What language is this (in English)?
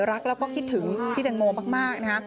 Thai